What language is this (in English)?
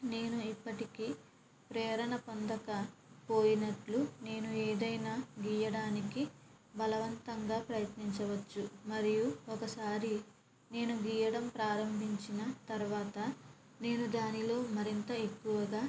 Telugu